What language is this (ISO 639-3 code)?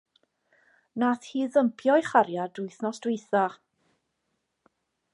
cym